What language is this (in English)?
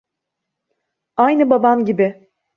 Turkish